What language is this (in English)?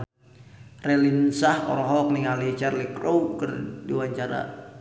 Sundanese